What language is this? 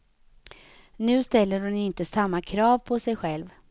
Swedish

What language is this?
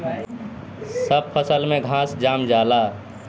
Bhojpuri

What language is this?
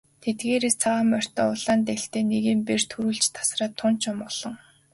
Mongolian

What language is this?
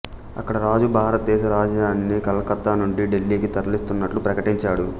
Telugu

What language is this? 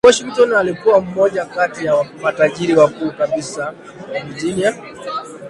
Swahili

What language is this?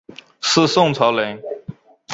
Chinese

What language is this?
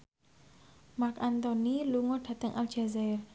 Javanese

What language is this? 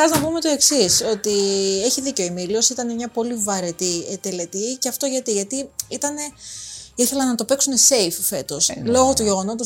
Greek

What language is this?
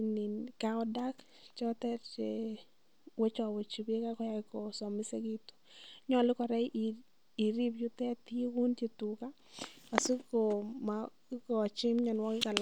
Kalenjin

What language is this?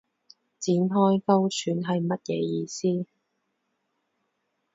Cantonese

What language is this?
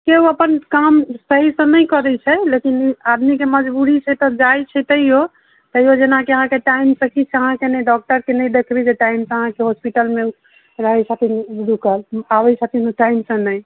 Maithili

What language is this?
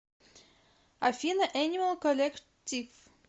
Russian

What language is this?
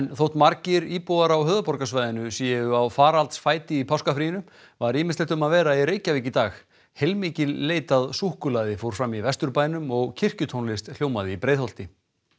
Icelandic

